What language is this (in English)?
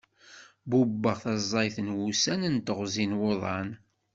Kabyle